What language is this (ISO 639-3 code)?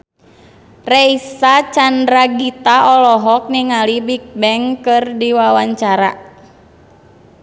sun